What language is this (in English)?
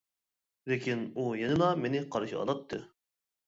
Uyghur